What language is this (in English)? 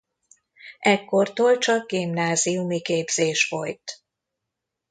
Hungarian